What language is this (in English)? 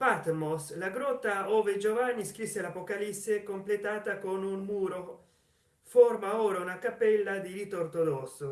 Italian